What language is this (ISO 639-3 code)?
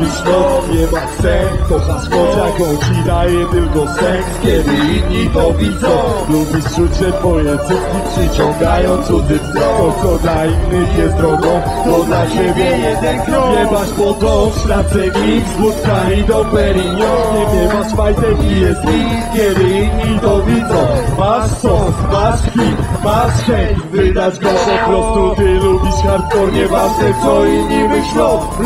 pol